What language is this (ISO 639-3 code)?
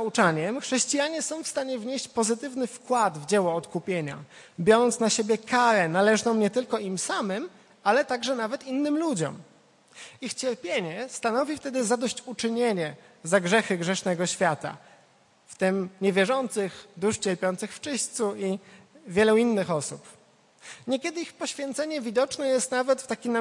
pol